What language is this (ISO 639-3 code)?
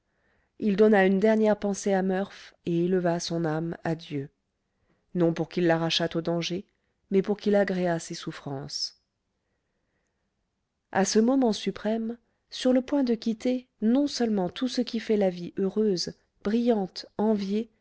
fra